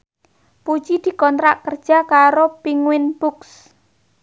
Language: Javanese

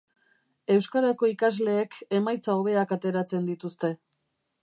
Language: Basque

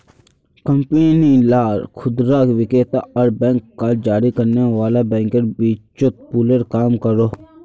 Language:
Magahi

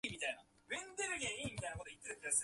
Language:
Japanese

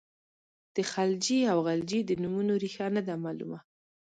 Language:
Pashto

